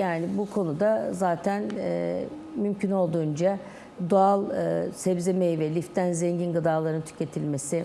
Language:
Turkish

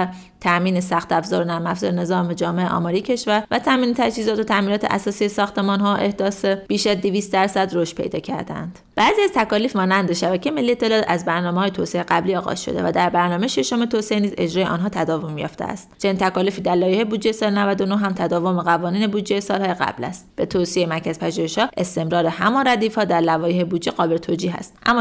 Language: Persian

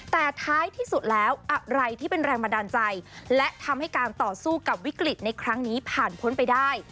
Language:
Thai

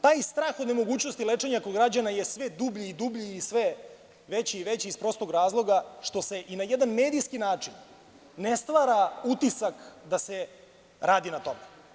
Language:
Serbian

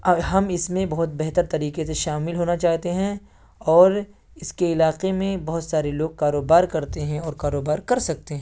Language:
Urdu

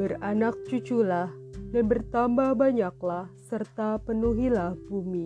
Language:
Indonesian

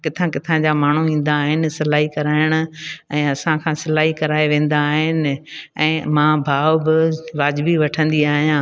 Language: Sindhi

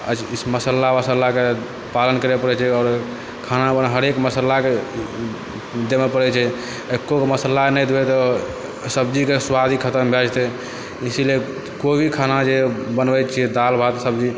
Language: Maithili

